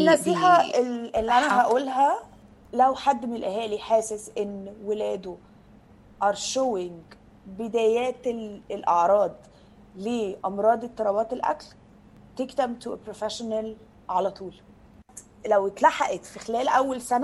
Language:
Arabic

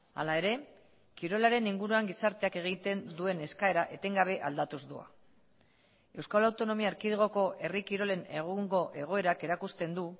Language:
Basque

